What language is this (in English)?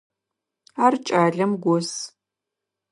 Adyghe